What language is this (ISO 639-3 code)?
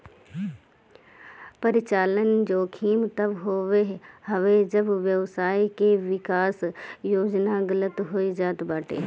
bho